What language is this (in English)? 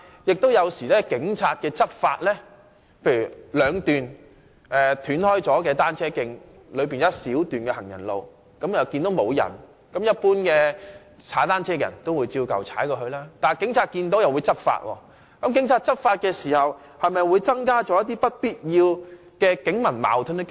Cantonese